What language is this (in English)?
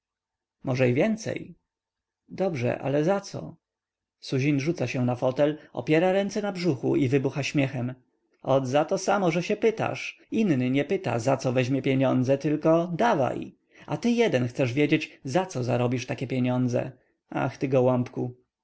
Polish